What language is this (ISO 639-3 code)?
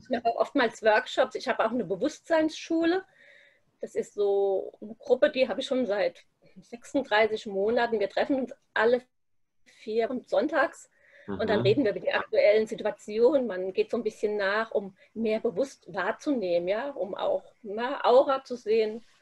deu